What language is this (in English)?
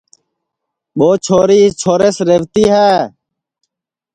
Sansi